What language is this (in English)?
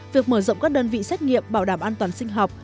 Vietnamese